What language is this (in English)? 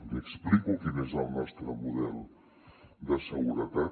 Catalan